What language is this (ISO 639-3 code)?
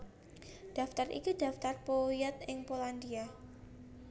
jav